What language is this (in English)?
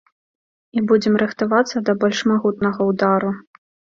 Belarusian